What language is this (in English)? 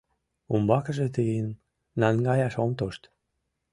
Mari